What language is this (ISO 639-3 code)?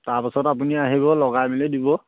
asm